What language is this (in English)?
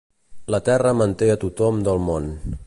Catalan